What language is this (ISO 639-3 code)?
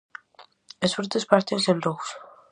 glg